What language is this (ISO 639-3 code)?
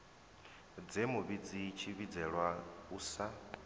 ven